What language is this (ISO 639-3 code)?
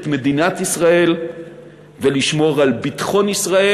heb